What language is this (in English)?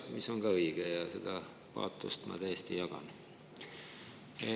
Estonian